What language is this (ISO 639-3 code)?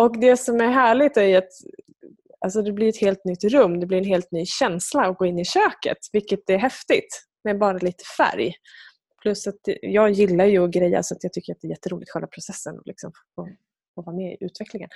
swe